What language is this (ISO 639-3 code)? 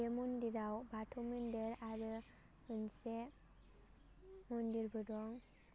brx